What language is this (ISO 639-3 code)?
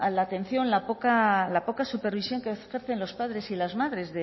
spa